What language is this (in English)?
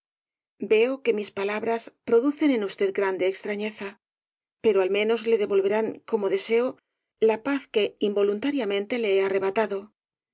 Spanish